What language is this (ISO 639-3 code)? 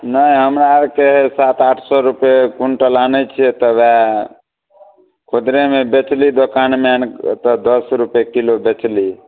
mai